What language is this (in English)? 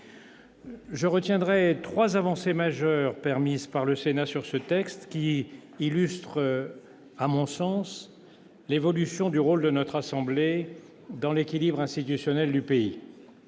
French